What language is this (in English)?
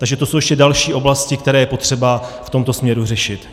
Czech